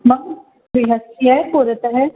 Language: Sanskrit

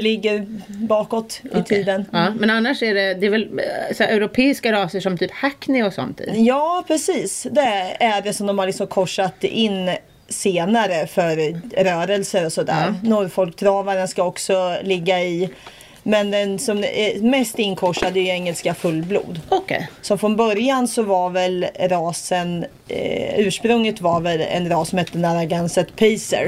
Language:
Swedish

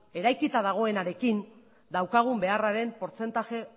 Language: Basque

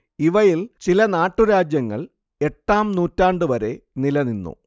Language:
Malayalam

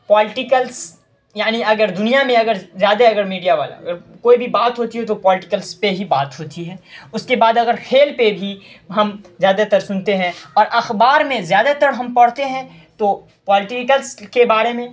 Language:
Urdu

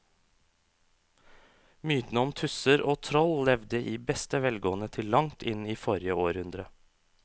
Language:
Norwegian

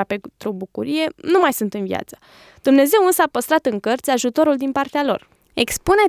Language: Romanian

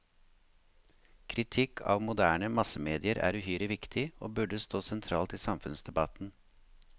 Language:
Norwegian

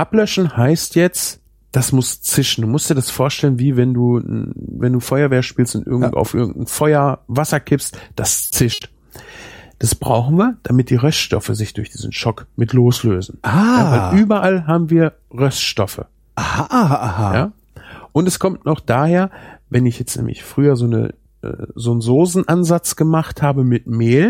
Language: German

